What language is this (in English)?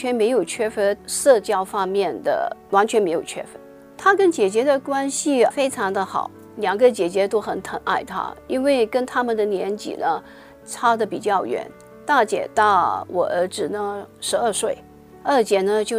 Chinese